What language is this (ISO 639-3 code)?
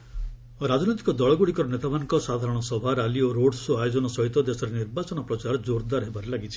ori